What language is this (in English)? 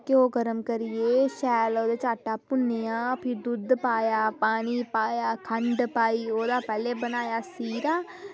Dogri